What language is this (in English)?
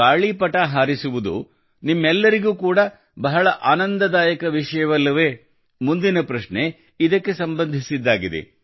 Kannada